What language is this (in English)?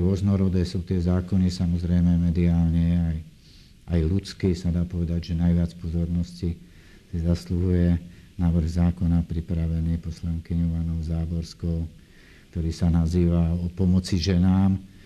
Slovak